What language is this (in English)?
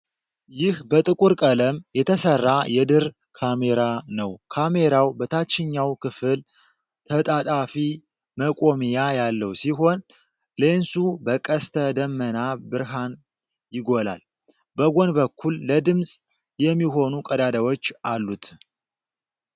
Amharic